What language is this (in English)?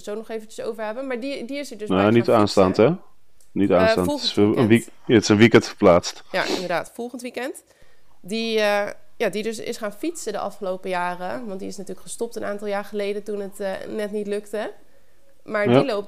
Dutch